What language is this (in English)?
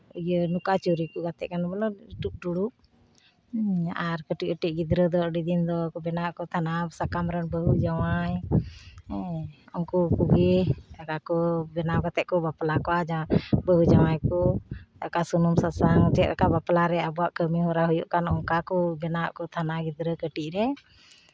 Santali